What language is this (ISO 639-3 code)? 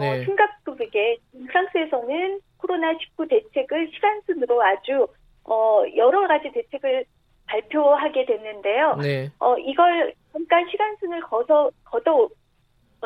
kor